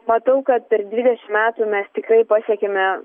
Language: Lithuanian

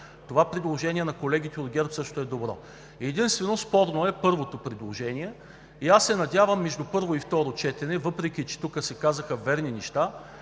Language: Bulgarian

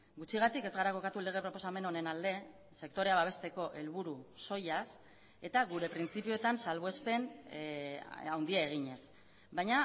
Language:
Basque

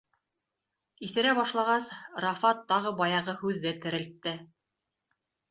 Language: Bashkir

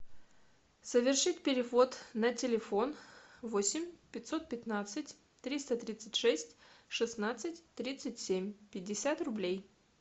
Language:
Russian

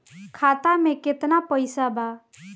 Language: Bhojpuri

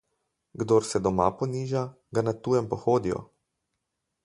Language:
Slovenian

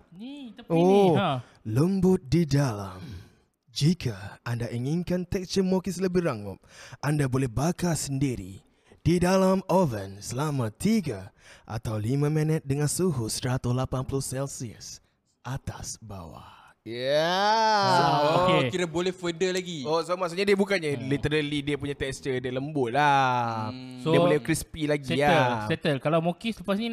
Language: Malay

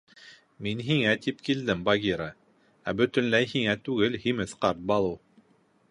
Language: Bashkir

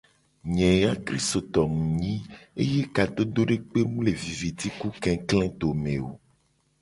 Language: Gen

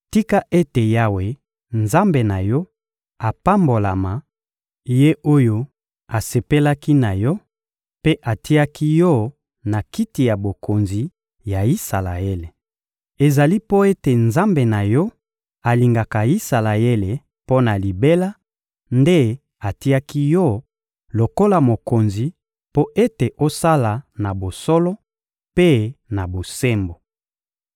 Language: Lingala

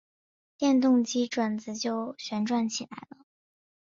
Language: Chinese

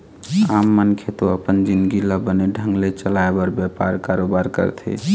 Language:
Chhattisgarhi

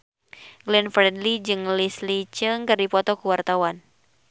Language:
Sundanese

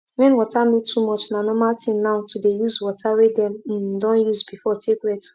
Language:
Nigerian Pidgin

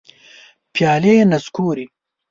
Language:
Pashto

